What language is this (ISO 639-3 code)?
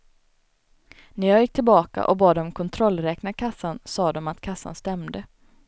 swe